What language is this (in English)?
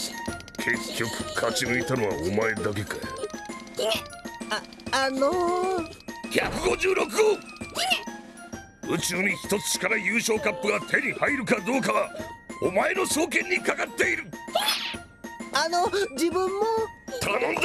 Japanese